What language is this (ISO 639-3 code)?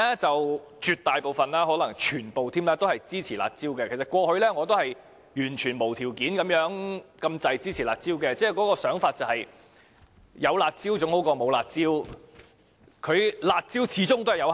yue